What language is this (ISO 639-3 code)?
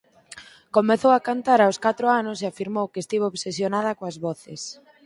glg